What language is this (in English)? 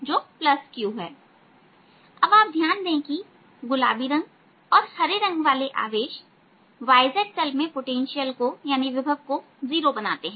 Hindi